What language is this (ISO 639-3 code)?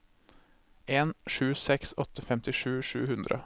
nor